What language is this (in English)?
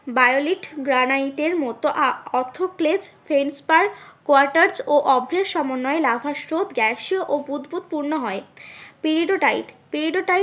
Bangla